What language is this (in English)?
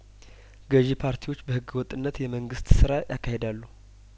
Amharic